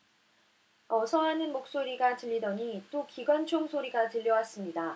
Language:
Korean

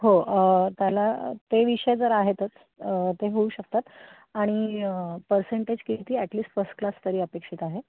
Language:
Marathi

